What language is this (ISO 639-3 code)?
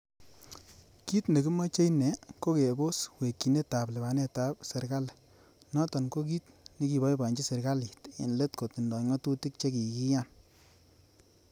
kln